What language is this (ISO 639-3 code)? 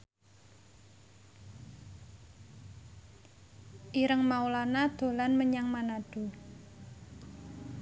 jav